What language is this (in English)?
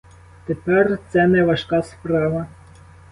Ukrainian